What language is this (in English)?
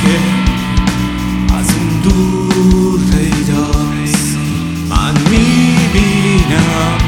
Persian